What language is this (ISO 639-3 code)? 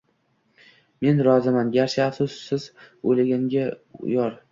uzb